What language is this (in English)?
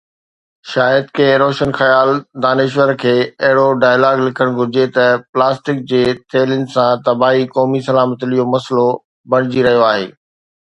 Sindhi